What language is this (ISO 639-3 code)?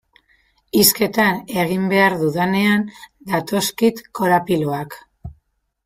eus